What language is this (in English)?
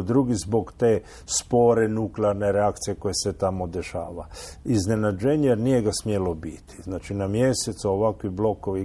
Croatian